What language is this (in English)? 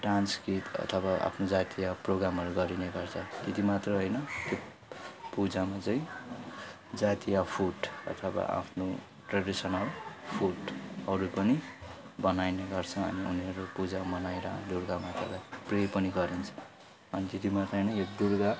Nepali